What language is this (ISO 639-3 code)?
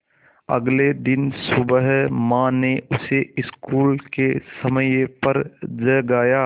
hin